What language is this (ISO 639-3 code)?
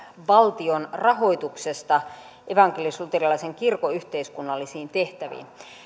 fin